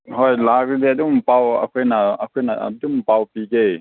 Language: Manipuri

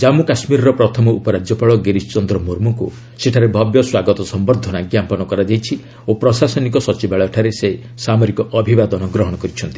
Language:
Odia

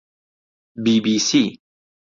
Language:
Central Kurdish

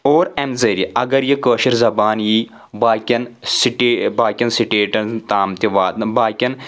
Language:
Kashmiri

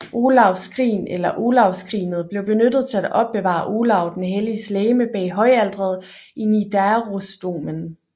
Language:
Danish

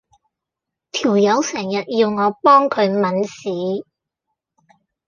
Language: Cantonese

